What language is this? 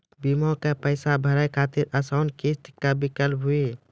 Maithili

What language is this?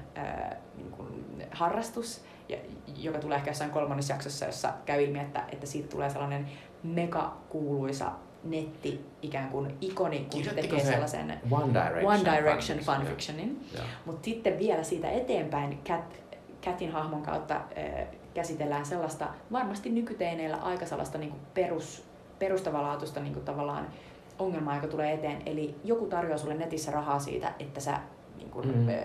Finnish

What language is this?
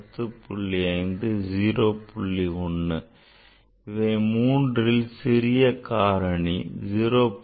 Tamil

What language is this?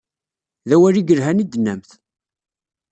Kabyle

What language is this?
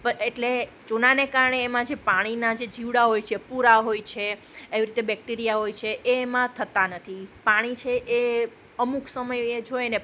Gujarati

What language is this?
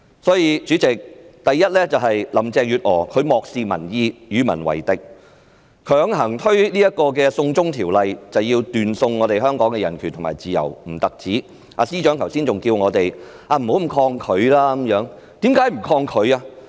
Cantonese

